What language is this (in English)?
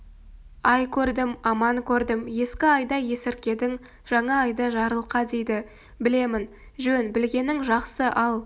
Kazakh